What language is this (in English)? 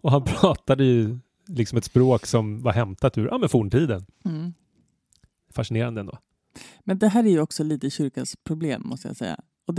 Swedish